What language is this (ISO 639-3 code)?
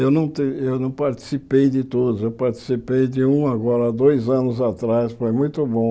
por